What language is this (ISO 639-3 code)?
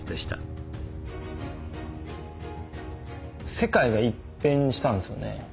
jpn